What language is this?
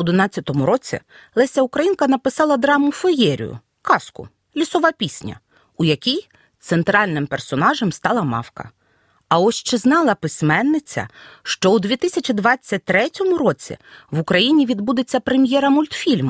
Ukrainian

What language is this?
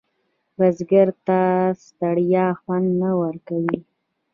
Pashto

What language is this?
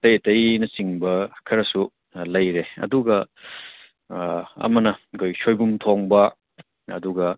Manipuri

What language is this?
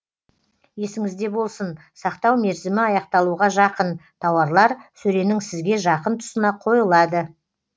Kazakh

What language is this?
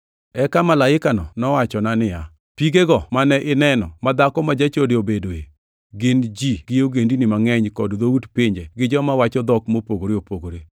Luo (Kenya and Tanzania)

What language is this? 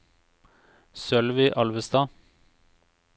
Norwegian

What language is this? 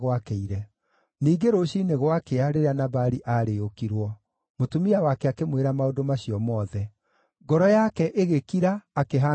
Kikuyu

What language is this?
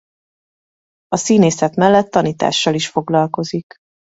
Hungarian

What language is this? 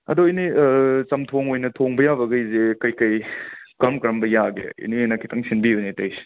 Manipuri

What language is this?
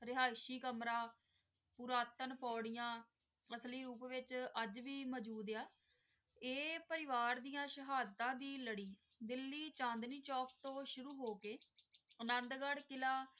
Punjabi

